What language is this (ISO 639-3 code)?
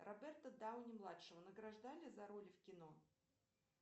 rus